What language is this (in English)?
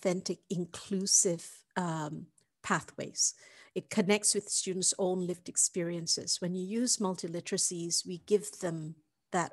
English